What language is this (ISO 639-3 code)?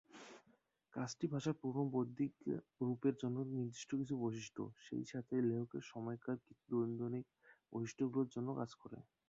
ben